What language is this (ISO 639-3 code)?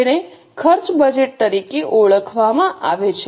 guj